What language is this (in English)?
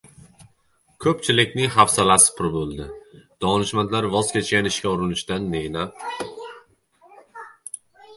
Uzbek